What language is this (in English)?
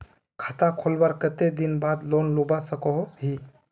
Magahi